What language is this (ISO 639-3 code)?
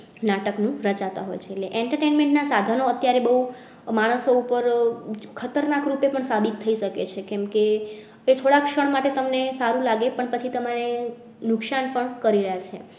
guj